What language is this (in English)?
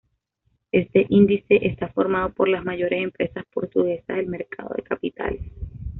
Spanish